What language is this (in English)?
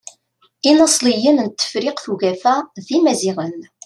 Kabyle